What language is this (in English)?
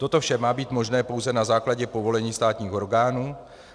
Czech